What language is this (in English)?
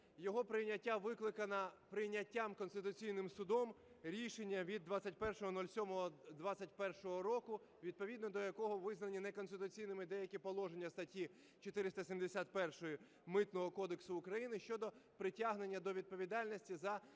Ukrainian